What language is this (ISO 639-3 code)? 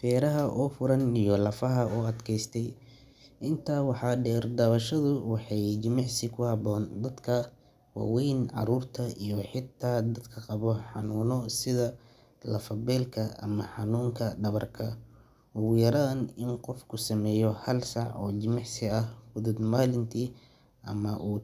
som